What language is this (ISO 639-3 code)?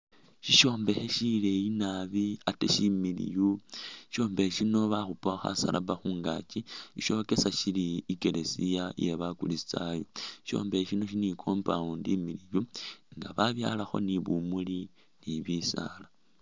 myx